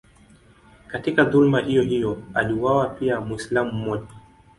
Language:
Swahili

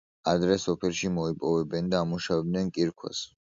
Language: Georgian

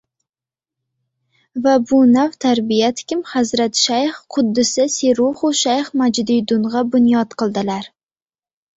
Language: Uzbek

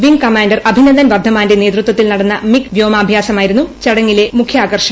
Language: Malayalam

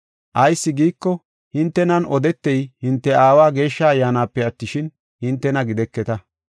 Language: Gofa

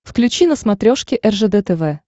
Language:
Russian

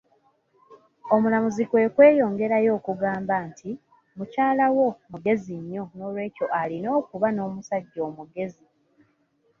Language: Ganda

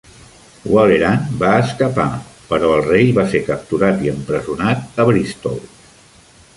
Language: Catalan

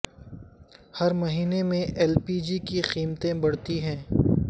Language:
Urdu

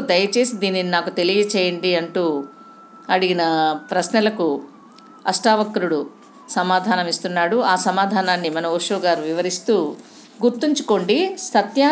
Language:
Telugu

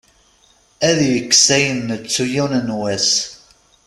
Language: Kabyle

